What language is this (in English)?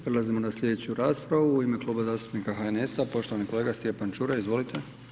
Croatian